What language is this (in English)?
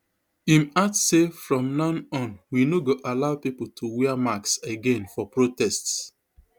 Nigerian Pidgin